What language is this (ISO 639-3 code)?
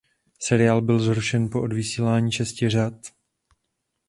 ces